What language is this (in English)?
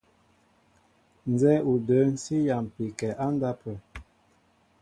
Mbo (Cameroon)